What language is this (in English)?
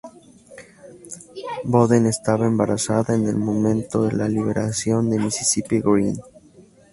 Spanish